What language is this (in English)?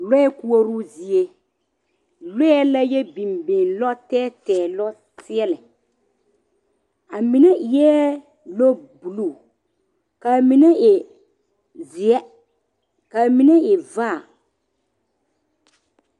Southern Dagaare